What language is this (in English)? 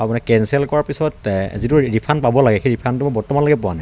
Assamese